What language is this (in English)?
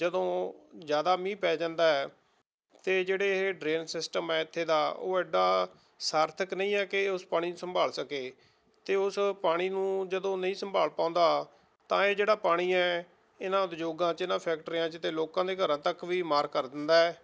Punjabi